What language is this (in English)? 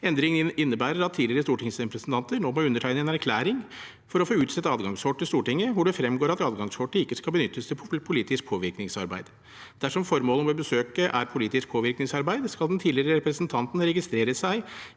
Norwegian